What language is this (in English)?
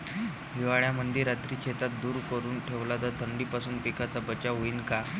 Marathi